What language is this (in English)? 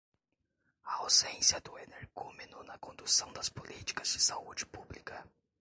Portuguese